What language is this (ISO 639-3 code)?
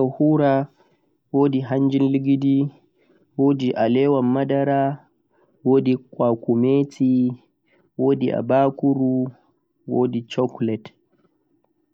fuq